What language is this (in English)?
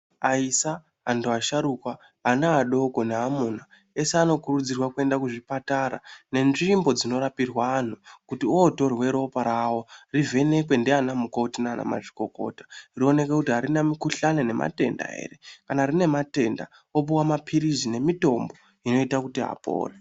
Ndau